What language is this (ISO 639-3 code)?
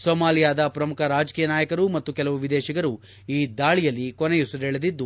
kan